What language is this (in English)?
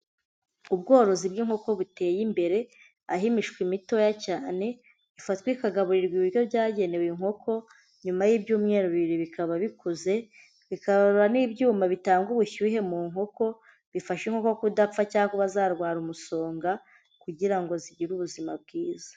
Kinyarwanda